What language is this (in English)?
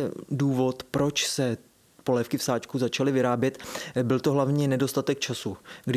Czech